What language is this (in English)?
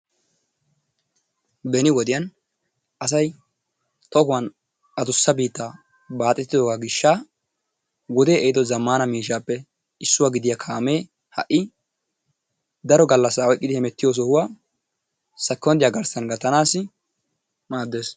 Wolaytta